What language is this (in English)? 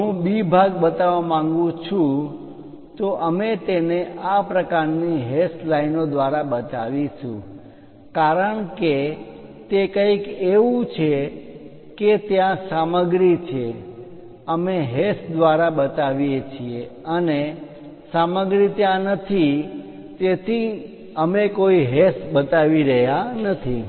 Gujarati